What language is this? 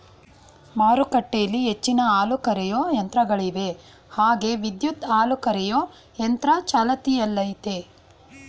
Kannada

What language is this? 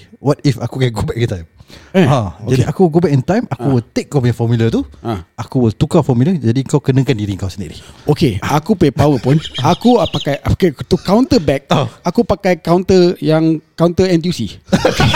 Malay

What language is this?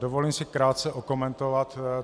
Czech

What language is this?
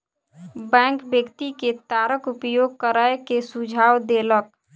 Maithili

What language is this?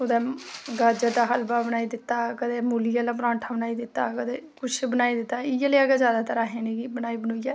Dogri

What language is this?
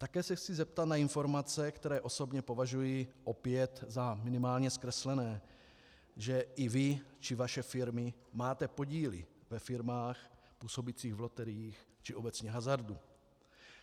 Czech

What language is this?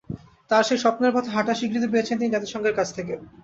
Bangla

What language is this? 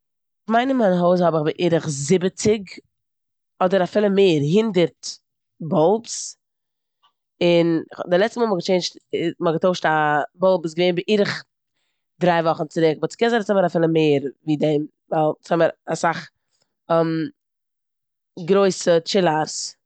Yiddish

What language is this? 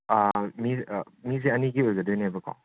Manipuri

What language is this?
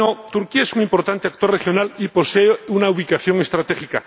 Spanish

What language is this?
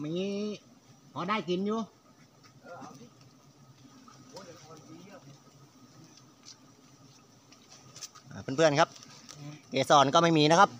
Thai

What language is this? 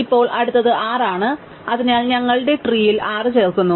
Malayalam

